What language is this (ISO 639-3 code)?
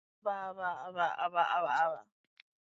zho